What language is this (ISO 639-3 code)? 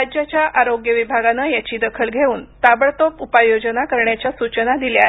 mar